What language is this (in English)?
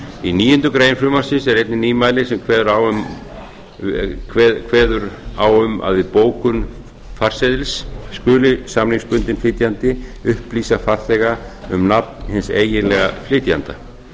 Icelandic